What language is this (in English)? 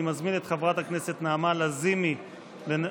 Hebrew